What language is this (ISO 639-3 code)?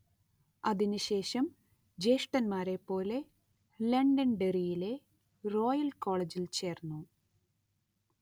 mal